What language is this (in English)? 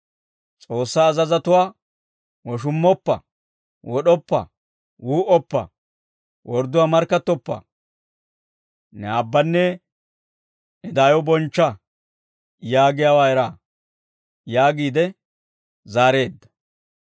Dawro